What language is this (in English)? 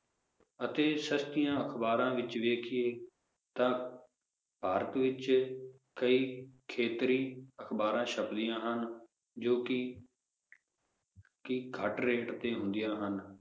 Punjabi